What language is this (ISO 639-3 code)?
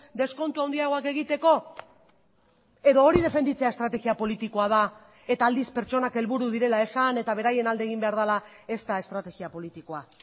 eus